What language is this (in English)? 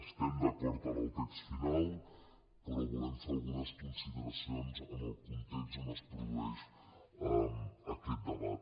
Catalan